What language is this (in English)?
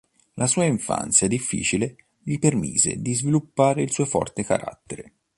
Italian